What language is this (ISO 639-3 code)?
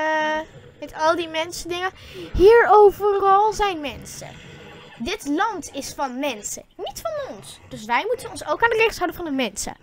nld